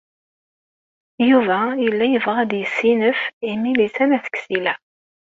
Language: Kabyle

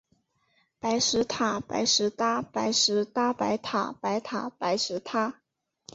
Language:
Chinese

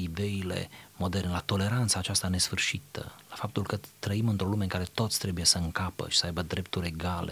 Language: Romanian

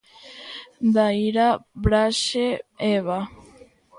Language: Galician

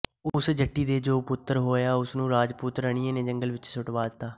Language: Punjabi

